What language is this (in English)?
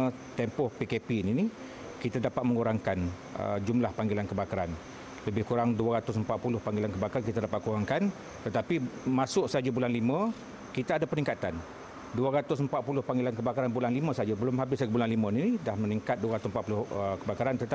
Malay